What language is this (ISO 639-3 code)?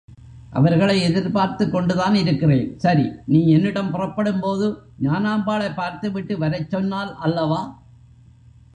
tam